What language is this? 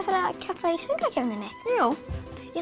Icelandic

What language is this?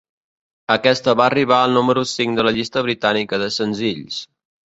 Catalan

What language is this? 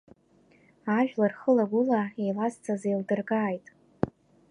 Abkhazian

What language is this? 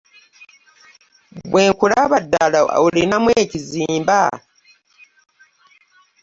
Ganda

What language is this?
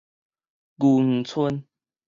Min Nan Chinese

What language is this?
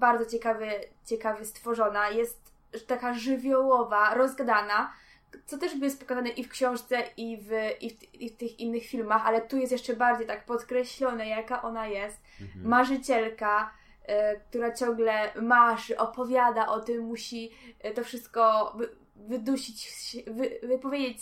Polish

